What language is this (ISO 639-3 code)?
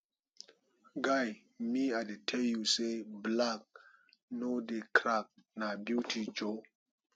pcm